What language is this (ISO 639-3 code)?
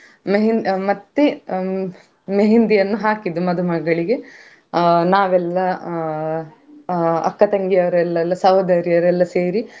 kan